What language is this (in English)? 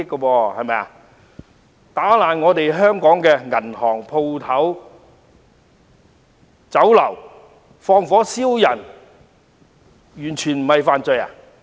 Cantonese